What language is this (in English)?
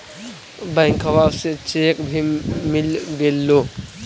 Magahi